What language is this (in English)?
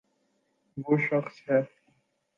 Urdu